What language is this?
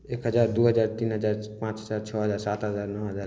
Maithili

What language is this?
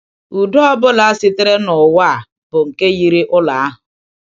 Igbo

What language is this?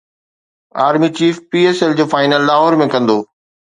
Sindhi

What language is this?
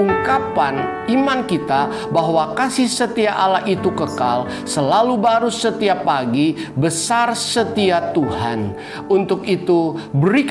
Indonesian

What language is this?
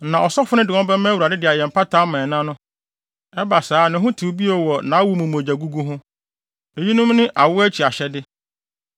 Akan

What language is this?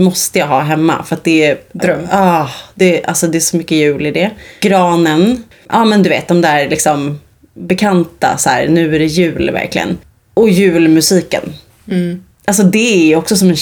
Swedish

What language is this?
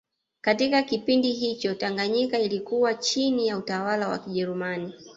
Swahili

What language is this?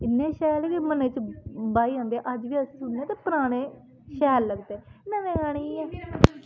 Dogri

